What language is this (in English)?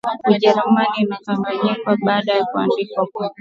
Swahili